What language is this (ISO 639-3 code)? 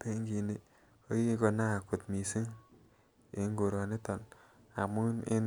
kln